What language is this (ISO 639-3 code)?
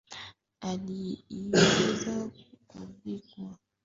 swa